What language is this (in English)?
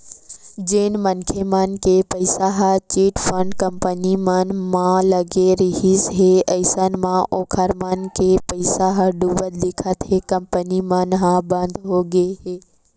Chhattisgarhi